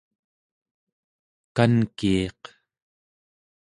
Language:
Central Yupik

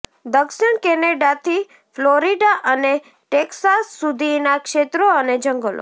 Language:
Gujarati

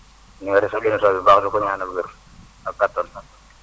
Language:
Wolof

